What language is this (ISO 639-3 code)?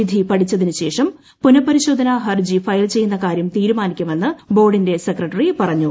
mal